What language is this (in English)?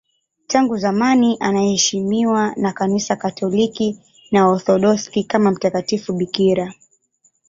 Swahili